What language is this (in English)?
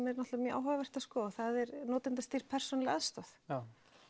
Icelandic